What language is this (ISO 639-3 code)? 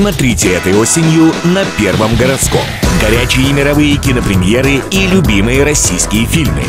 rus